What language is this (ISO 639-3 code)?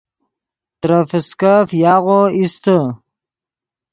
ydg